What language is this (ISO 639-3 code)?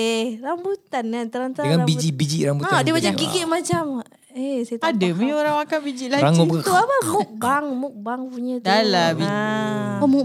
msa